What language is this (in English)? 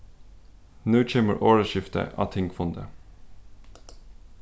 Faroese